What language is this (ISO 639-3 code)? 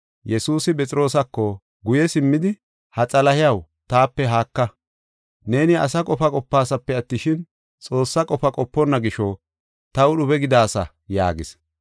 gof